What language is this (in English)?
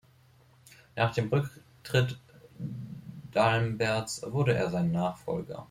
German